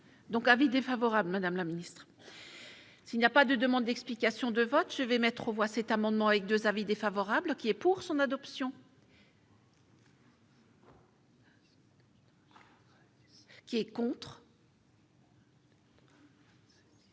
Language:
French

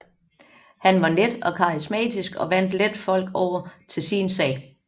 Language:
Danish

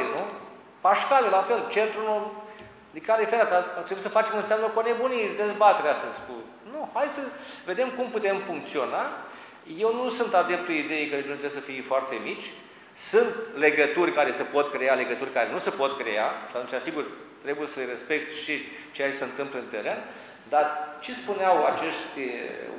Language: Romanian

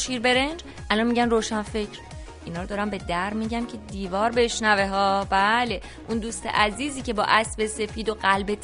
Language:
Persian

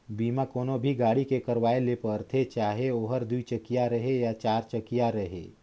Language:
Chhattisgarhi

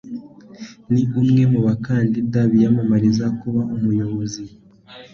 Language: Kinyarwanda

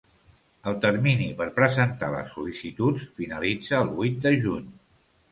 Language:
Catalan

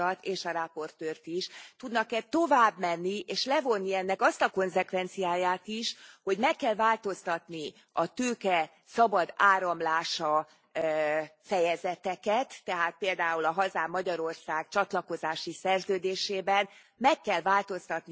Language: Hungarian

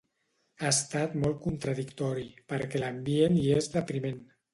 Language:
Catalan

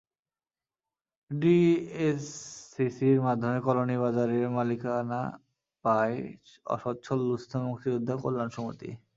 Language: Bangla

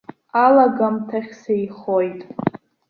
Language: Abkhazian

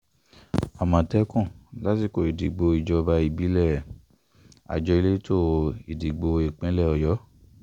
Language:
Yoruba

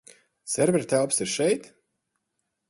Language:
Latvian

